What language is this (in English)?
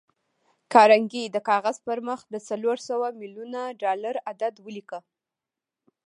Pashto